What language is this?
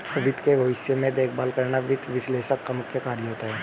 Hindi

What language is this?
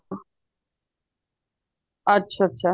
Punjabi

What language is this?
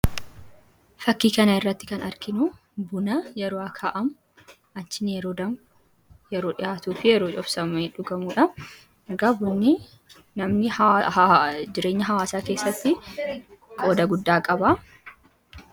Oromo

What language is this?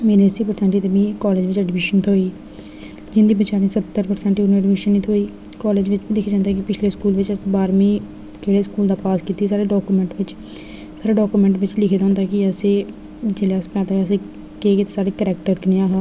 Dogri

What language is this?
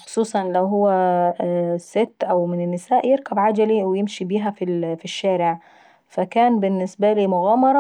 Saidi Arabic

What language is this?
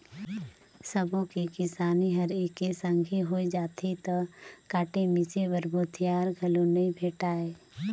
Chhattisgarhi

